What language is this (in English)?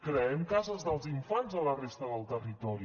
Catalan